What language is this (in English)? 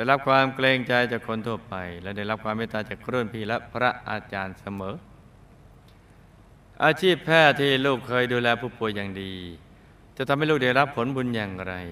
Thai